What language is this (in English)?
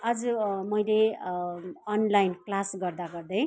Nepali